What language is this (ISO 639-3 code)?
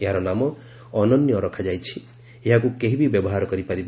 ori